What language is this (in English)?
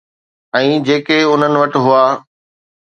Sindhi